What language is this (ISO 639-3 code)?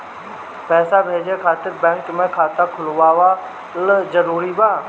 bho